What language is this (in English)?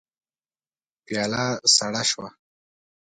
Pashto